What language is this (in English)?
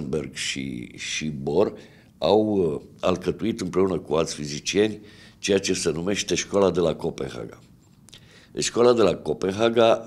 Romanian